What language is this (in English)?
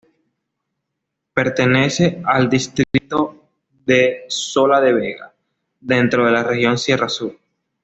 Spanish